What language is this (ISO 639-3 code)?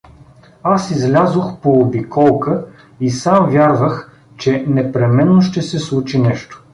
bul